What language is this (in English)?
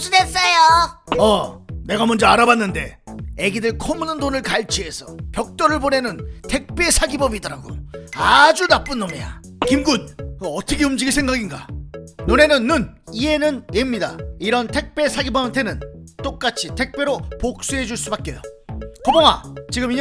Korean